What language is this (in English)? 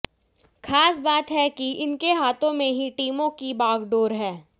Hindi